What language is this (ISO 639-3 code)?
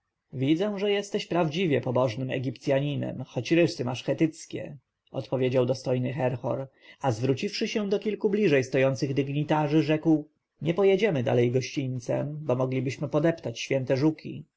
pol